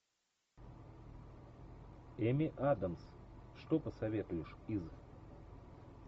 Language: Russian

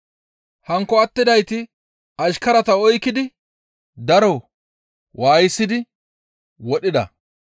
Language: Gamo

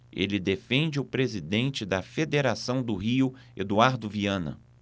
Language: Portuguese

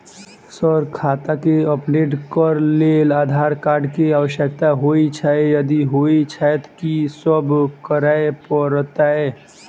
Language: Maithili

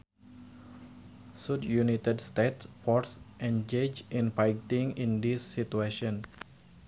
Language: Sundanese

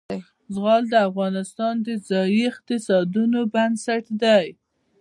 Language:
Pashto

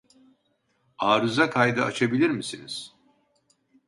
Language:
Turkish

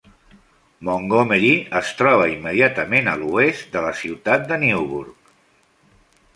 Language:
Catalan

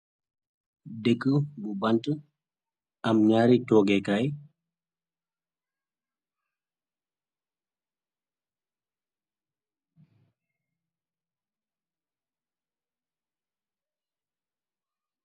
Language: Wolof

